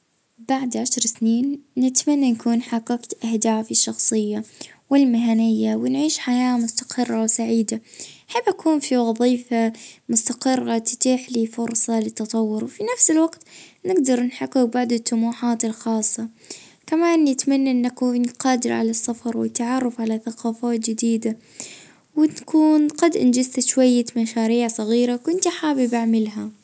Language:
Libyan Arabic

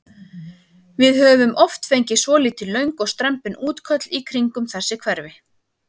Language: Icelandic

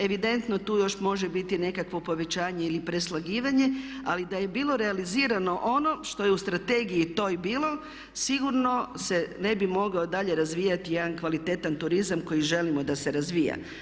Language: Croatian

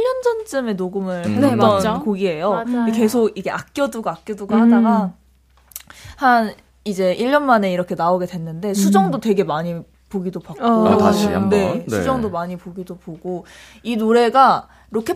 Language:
Korean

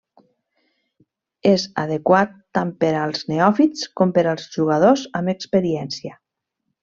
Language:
Catalan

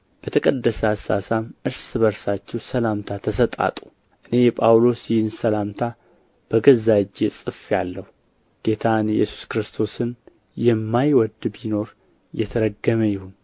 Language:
Amharic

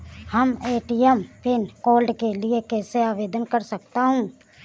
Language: Hindi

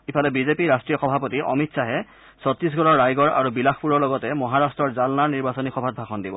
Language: Assamese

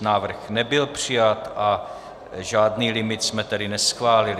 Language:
Czech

